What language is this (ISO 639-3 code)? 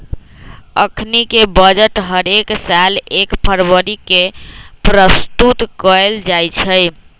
mag